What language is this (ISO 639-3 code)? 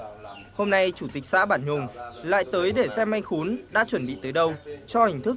vie